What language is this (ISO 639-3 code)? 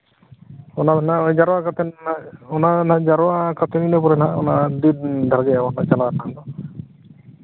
sat